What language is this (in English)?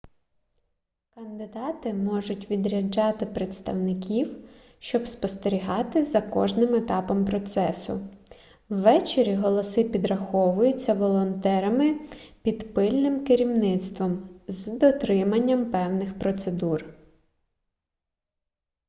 Ukrainian